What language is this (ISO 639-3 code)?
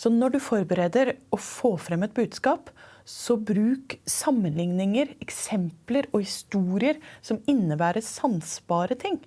nor